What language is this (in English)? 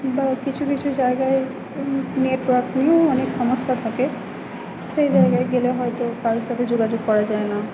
Bangla